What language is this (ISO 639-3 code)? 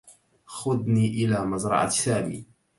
ara